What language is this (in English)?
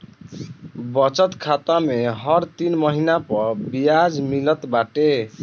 Bhojpuri